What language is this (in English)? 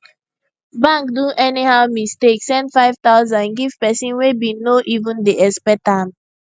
Nigerian Pidgin